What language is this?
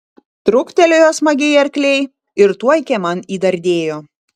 Lithuanian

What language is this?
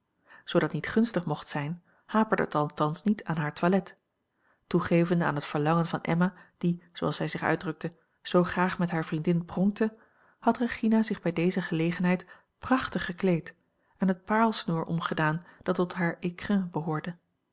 Dutch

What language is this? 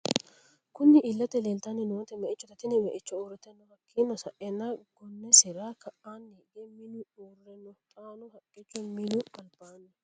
Sidamo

